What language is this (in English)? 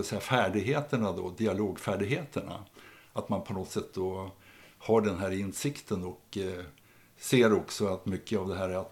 Swedish